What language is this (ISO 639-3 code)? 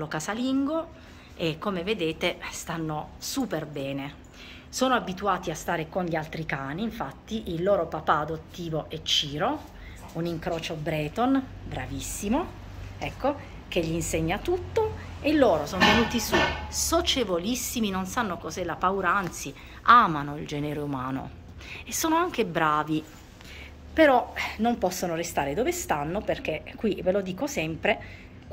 ita